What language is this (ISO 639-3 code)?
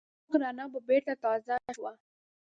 pus